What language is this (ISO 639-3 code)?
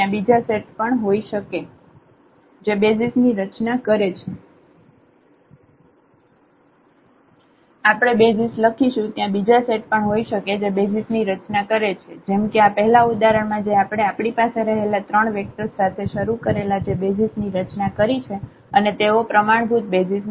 guj